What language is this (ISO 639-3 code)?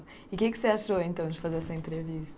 por